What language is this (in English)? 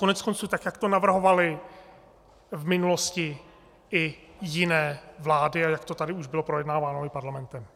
Czech